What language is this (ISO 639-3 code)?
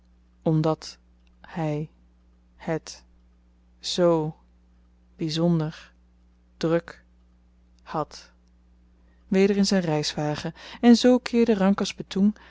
nld